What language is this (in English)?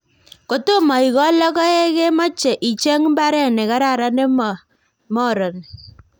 Kalenjin